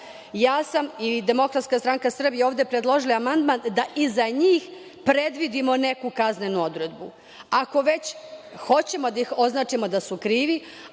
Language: Serbian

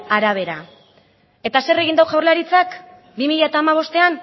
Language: Basque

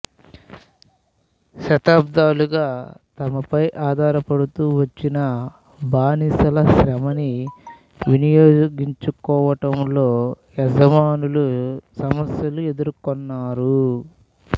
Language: Telugu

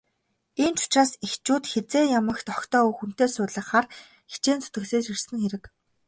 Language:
Mongolian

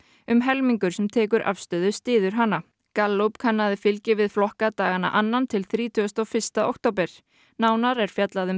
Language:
Icelandic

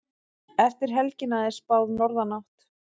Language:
Icelandic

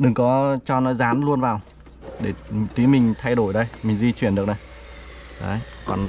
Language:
Vietnamese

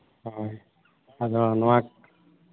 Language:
Santali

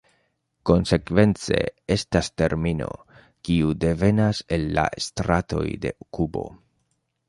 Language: Esperanto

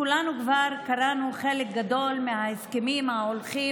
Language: Hebrew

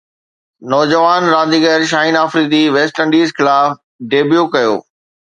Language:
Sindhi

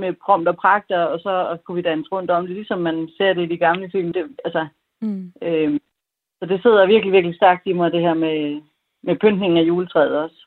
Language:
Danish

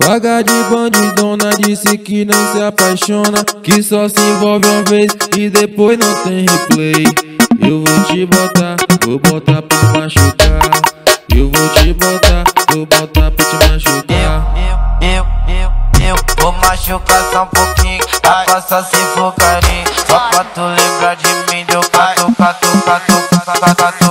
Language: Romanian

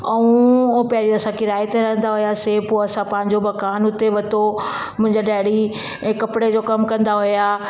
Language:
Sindhi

